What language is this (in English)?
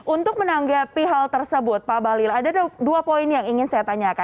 Indonesian